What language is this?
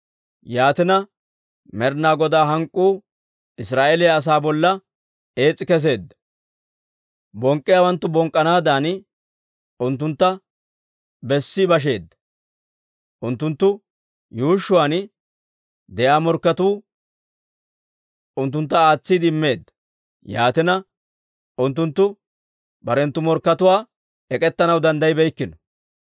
Dawro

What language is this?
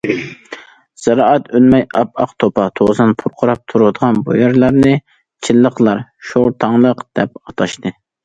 Uyghur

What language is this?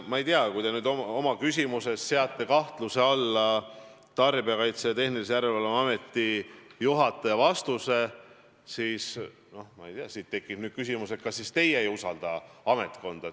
Estonian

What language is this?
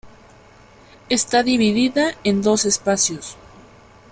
Spanish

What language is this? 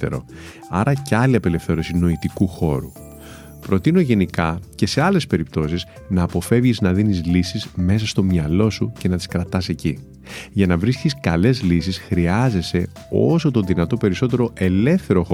Greek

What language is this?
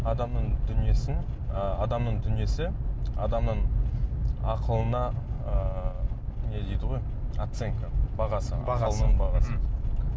Kazakh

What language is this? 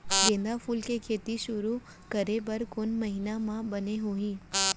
Chhattisgarhi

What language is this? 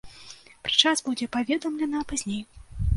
Belarusian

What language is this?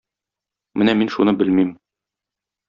Tatar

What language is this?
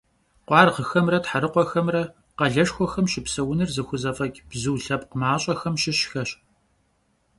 Kabardian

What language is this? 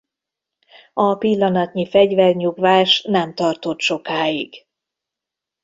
Hungarian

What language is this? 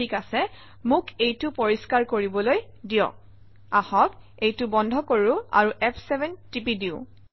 Assamese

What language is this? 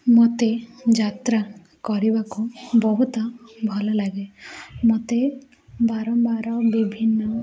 Odia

